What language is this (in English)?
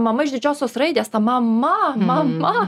Lithuanian